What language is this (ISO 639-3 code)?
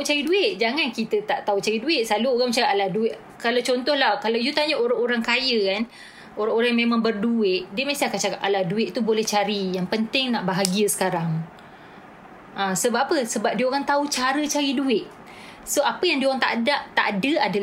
msa